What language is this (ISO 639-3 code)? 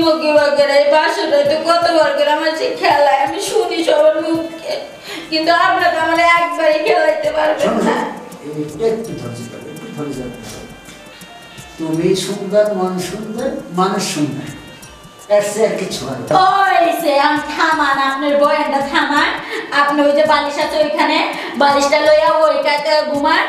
ben